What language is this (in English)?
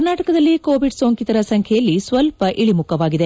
Kannada